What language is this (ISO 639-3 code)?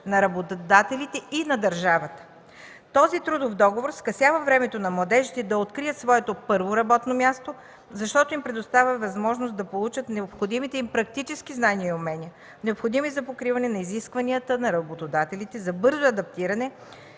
bul